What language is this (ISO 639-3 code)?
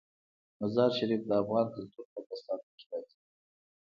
pus